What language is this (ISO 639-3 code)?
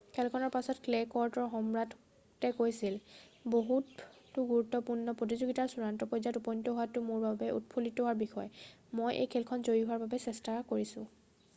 asm